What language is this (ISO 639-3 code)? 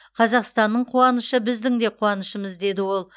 kaz